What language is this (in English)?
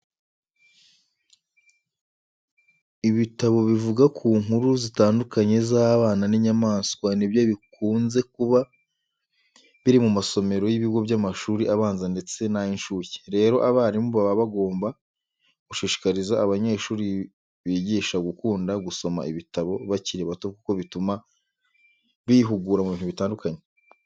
Kinyarwanda